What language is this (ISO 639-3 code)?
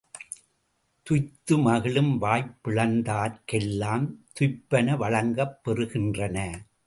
tam